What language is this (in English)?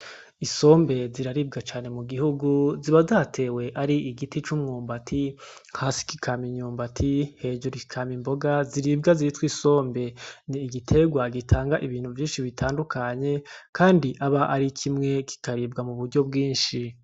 Rundi